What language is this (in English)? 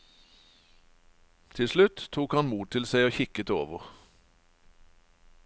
Norwegian